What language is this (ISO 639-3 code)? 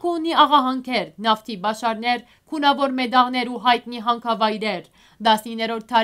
tur